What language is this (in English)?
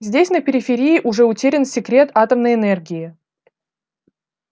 Russian